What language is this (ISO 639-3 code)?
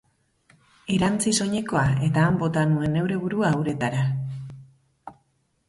eus